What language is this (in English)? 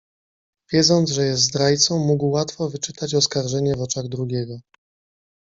Polish